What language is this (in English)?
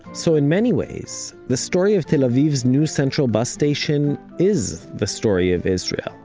English